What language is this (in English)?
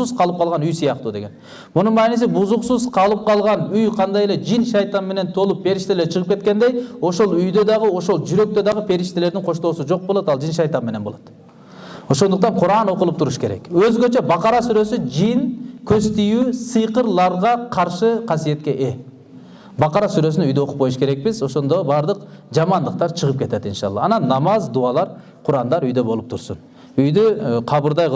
Turkish